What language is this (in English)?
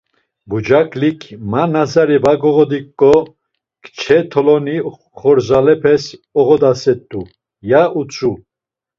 Laz